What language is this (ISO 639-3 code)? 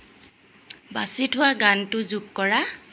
asm